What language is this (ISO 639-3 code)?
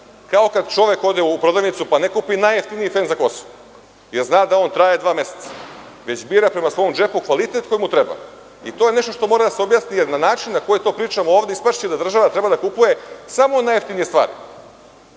srp